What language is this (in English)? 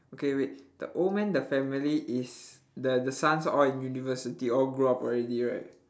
English